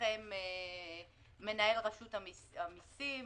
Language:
Hebrew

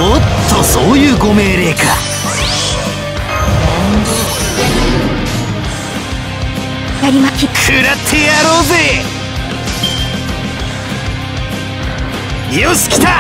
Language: Japanese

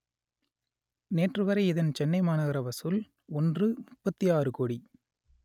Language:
Tamil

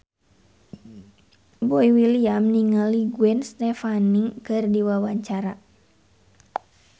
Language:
Sundanese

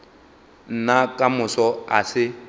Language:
Northern Sotho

